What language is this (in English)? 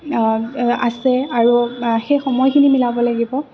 Assamese